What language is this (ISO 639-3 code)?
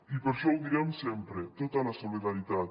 cat